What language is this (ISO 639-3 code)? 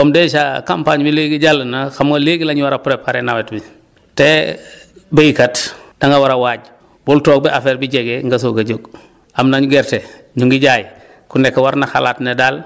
wol